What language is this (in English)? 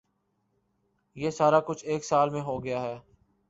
Urdu